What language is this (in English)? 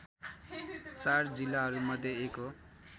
Nepali